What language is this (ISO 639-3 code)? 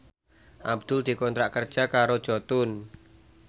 jav